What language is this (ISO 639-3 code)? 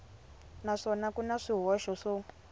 tso